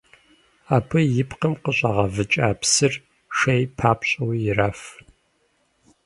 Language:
Kabardian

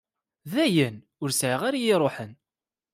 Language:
Kabyle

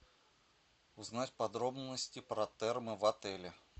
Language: Russian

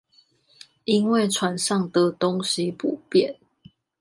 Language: Chinese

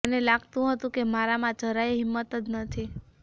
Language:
Gujarati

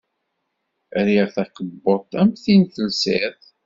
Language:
Kabyle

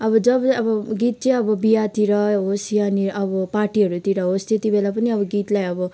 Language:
Nepali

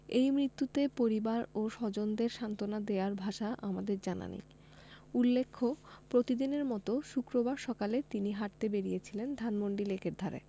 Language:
Bangla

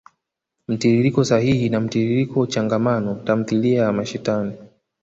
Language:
Swahili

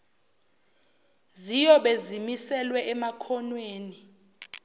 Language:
Zulu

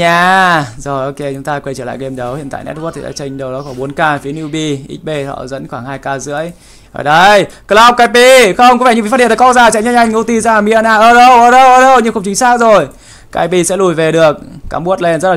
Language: Vietnamese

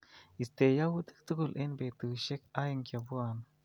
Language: Kalenjin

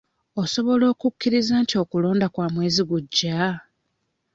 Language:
Ganda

